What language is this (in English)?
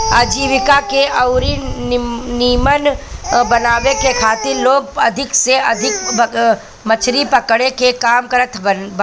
Bhojpuri